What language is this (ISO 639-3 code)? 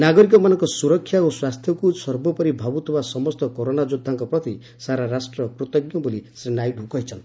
ori